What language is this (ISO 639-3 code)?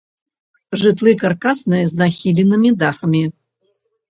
bel